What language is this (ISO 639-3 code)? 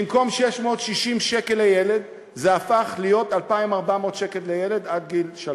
heb